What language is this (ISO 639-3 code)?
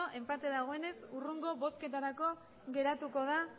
eus